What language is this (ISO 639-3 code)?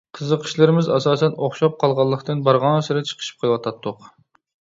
uig